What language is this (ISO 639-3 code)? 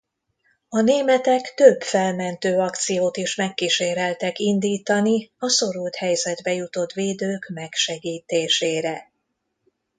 hun